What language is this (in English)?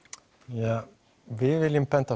Icelandic